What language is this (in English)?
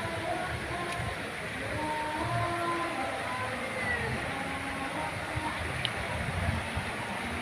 Indonesian